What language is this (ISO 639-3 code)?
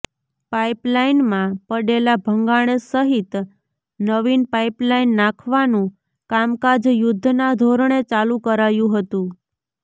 guj